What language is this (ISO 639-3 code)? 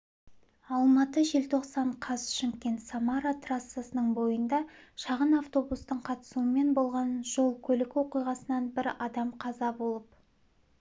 kaz